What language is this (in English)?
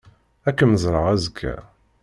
Kabyle